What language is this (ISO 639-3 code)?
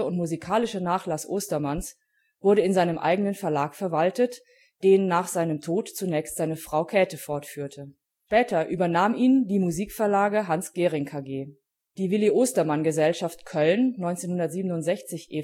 deu